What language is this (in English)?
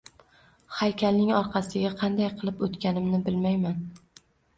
Uzbek